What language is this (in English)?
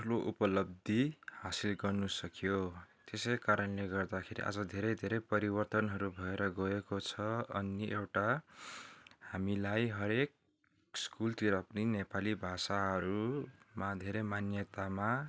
Nepali